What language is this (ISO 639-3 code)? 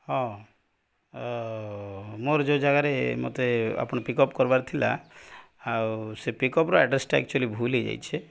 ori